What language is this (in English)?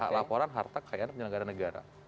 Indonesian